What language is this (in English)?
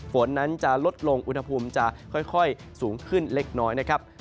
Thai